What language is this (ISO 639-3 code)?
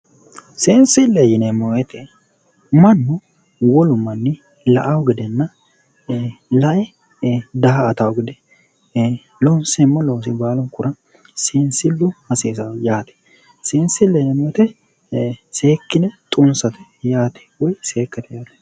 sid